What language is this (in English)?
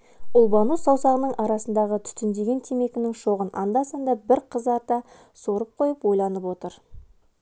Kazakh